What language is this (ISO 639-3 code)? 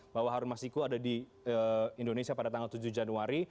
ind